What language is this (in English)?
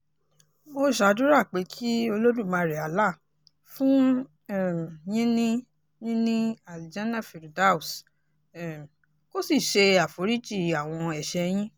Yoruba